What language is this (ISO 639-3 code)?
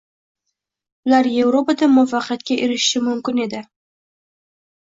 uzb